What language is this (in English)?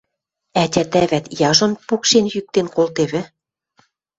Western Mari